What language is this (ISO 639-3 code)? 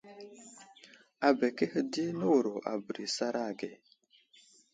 udl